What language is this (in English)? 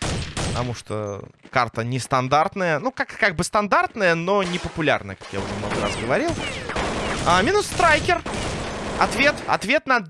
Russian